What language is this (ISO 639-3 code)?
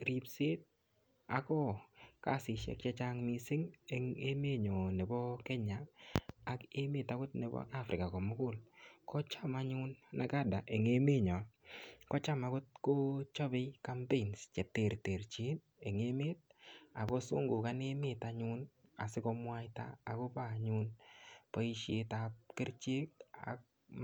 kln